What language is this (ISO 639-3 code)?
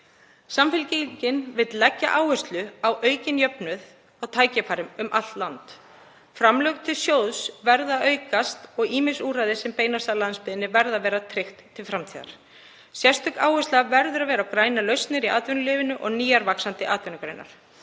isl